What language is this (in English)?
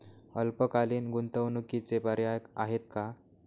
Marathi